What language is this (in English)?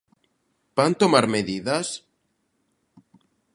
Galician